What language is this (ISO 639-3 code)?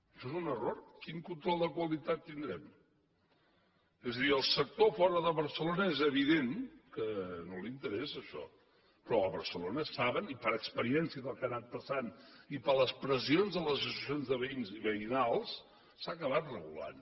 cat